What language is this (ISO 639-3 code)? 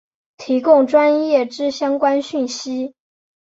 zho